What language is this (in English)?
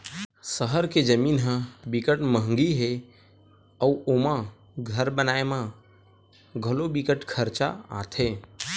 Chhattisgarhi